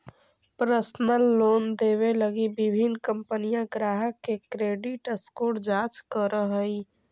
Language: Magahi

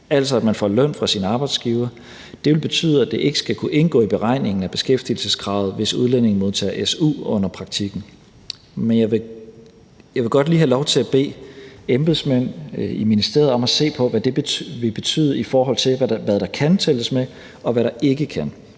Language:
Danish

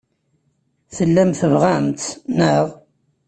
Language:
Kabyle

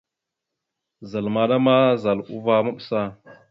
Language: Mada (Cameroon)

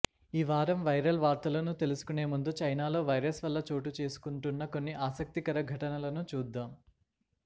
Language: Telugu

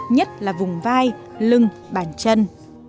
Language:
Vietnamese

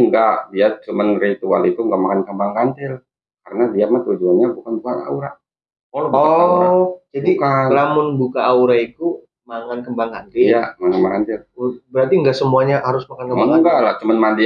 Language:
Indonesian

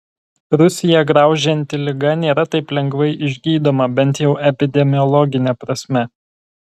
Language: Lithuanian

